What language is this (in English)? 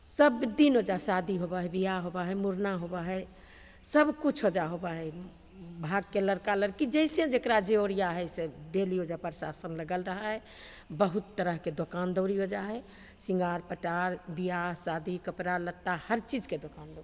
Maithili